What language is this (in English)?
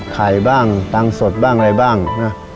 Thai